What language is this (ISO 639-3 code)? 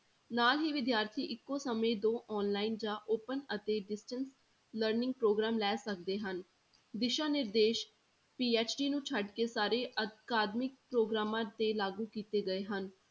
pan